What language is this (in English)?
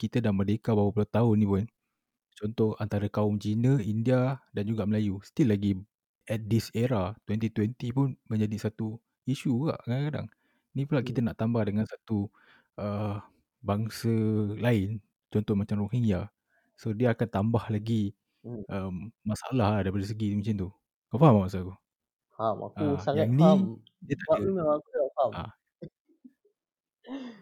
Malay